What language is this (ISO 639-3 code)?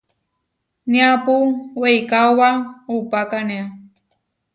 var